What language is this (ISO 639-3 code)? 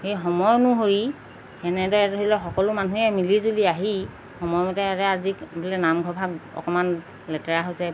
asm